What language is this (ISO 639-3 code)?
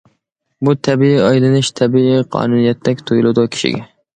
uig